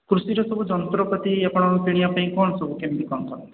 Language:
Odia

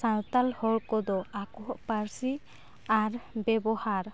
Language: Santali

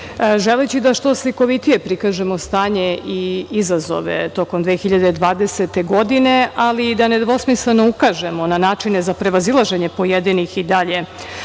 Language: Serbian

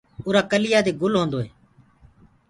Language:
Gurgula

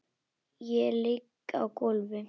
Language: Icelandic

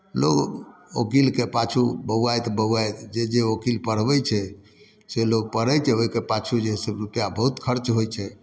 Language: Maithili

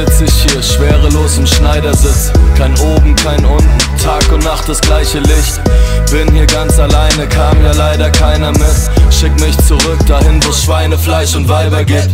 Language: German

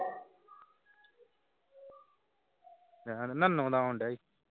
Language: Punjabi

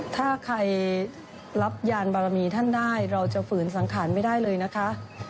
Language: Thai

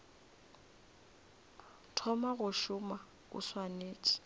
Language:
Northern Sotho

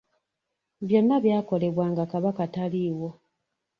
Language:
Ganda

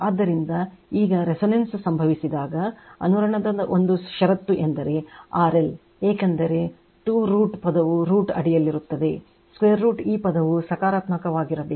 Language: Kannada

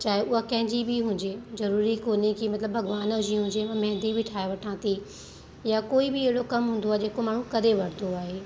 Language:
Sindhi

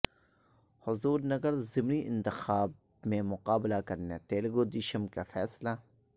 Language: Urdu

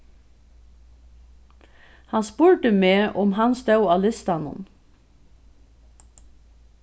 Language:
Faroese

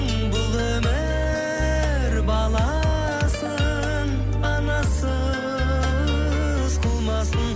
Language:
Kazakh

